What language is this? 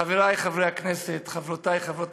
Hebrew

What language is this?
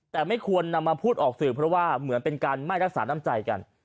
Thai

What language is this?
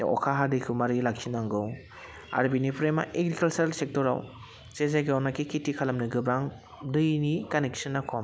Bodo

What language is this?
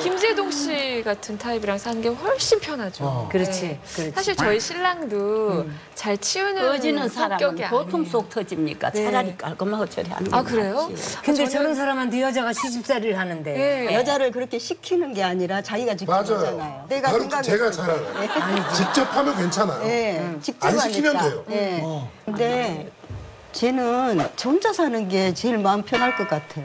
Korean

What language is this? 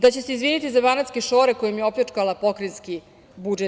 Serbian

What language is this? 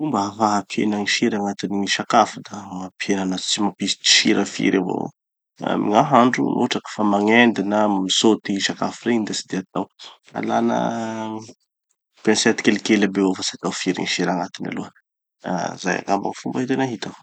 Tanosy Malagasy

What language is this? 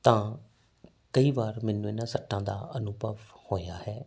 Punjabi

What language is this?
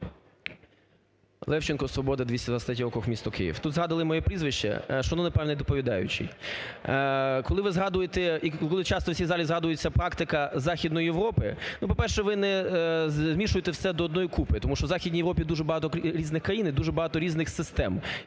Ukrainian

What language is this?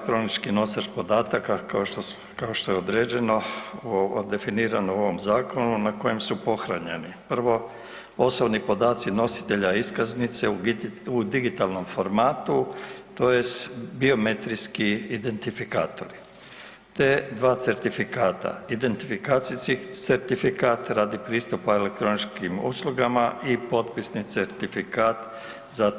Croatian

